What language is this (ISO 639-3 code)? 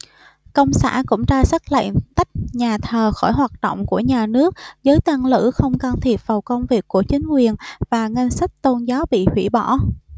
vie